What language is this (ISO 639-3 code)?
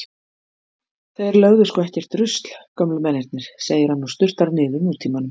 isl